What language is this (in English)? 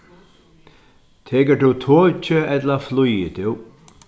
Faroese